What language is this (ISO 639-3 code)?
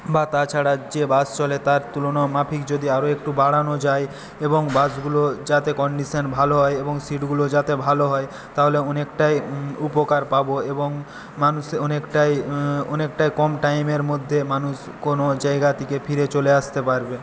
ben